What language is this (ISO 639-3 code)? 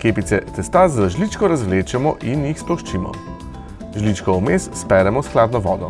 slv